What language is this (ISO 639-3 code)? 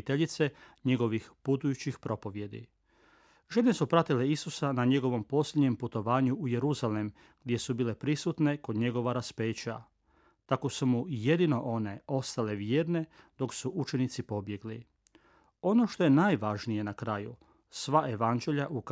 hrv